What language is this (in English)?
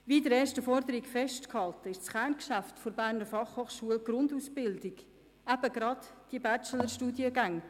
Swiss German